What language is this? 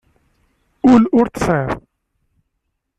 Kabyle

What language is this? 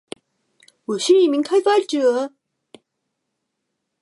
Chinese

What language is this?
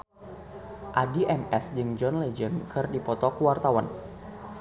Sundanese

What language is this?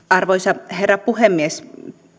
Finnish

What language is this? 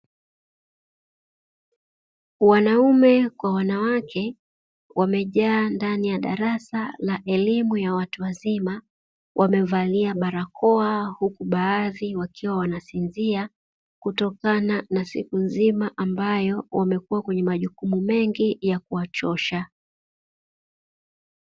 Swahili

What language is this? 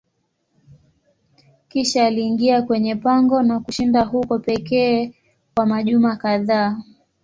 Swahili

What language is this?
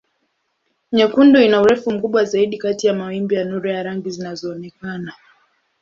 Swahili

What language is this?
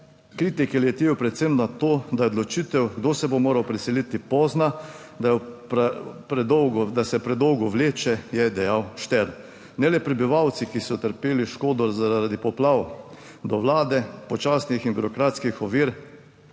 Slovenian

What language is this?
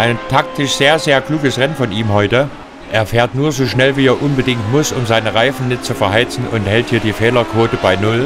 German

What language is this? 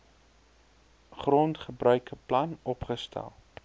Afrikaans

